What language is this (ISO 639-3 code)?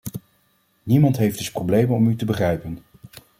nld